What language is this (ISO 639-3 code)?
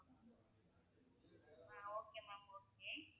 tam